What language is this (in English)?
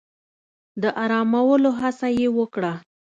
Pashto